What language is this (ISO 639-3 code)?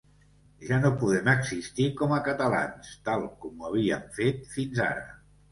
cat